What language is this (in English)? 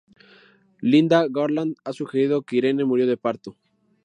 Spanish